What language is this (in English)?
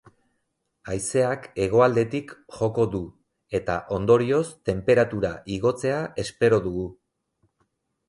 Basque